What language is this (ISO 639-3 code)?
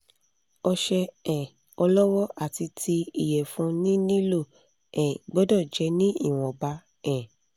yor